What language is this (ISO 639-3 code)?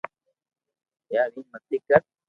lrk